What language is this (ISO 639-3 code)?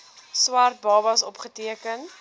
afr